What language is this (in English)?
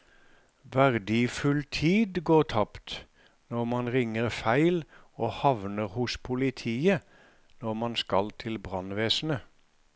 Norwegian